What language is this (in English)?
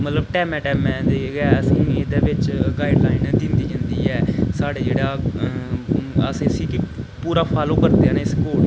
Dogri